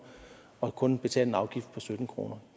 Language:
Danish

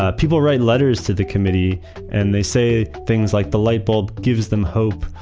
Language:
English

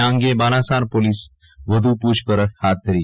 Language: Gujarati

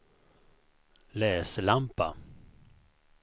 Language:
Swedish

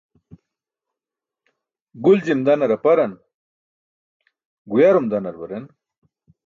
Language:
Burushaski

